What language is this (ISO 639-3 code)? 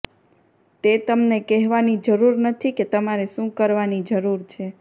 guj